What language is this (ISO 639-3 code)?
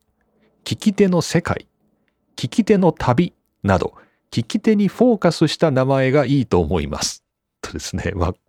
jpn